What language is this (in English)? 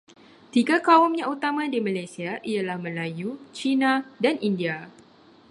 Malay